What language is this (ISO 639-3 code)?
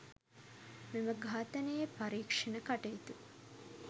sin